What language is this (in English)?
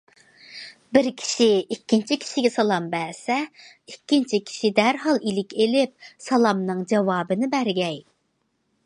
Uyghur